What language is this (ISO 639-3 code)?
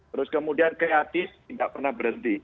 ind